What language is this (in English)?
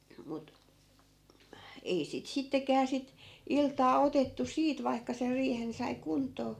Finnish